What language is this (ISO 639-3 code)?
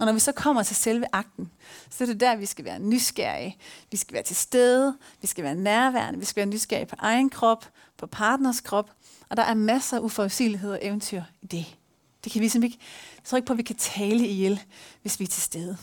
dan